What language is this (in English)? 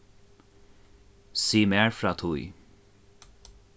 Faroese